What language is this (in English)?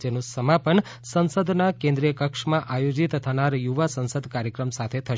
Gujarati